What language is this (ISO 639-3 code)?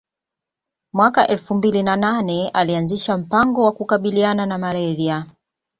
swa